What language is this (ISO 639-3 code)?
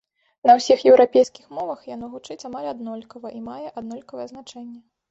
bel